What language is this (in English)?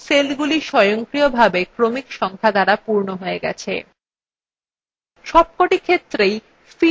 Bangla